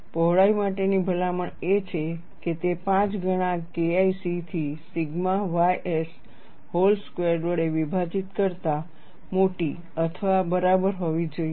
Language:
Gujarati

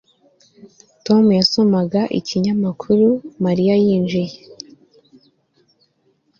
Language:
Kinyarwanda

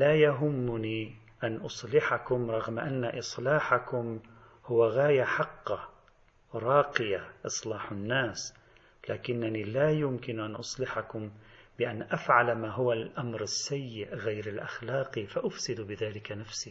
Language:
Arabic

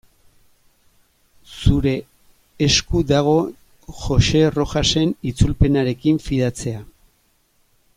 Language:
Basque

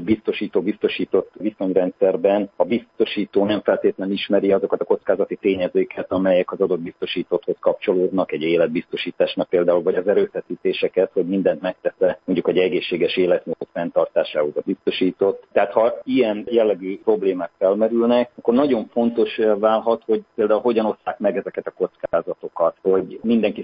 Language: Hungarian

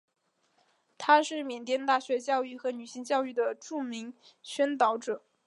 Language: Chinese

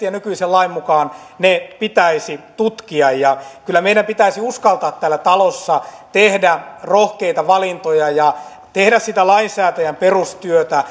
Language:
Finnish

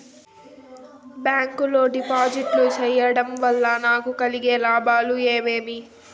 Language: Telugu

